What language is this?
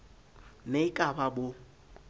Southern Sotho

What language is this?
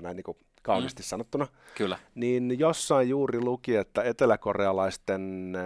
Finnish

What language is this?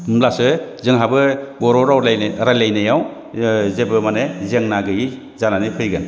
Bodo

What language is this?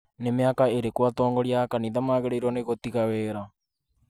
Kikuyu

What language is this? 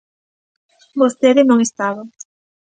Galician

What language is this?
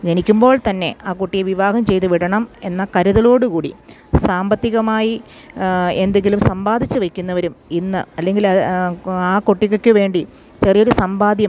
Malayalam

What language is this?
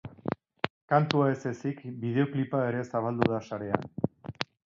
Basque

